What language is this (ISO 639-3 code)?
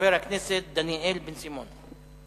heb